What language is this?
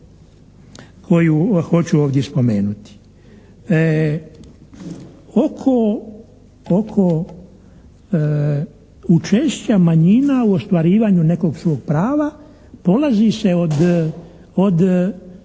Croatian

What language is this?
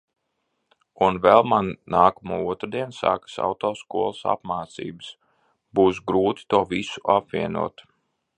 Latvian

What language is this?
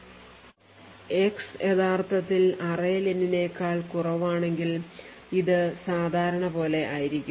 Malayalam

